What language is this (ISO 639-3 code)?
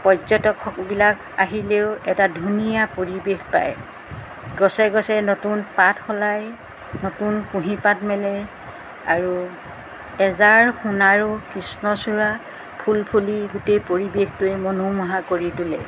asm